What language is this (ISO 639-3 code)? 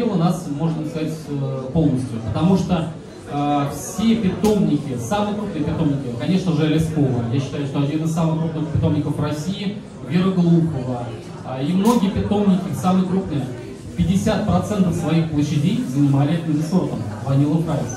rus